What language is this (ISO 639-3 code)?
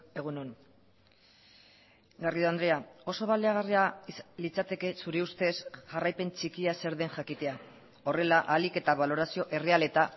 eus